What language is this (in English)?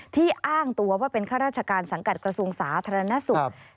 Thai